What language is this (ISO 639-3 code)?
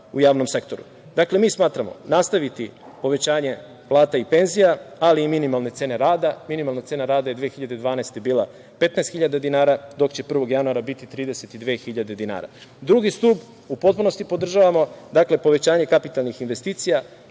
srp